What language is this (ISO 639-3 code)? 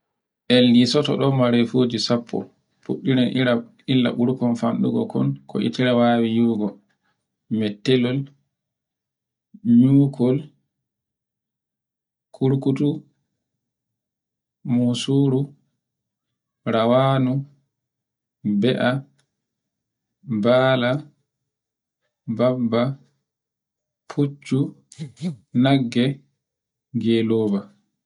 fue